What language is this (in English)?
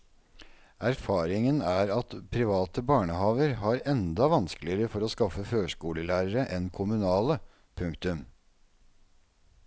Norwegian